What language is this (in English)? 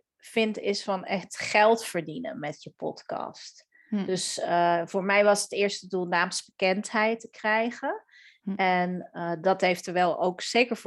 Dutch